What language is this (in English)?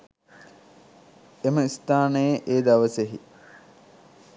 Sinhala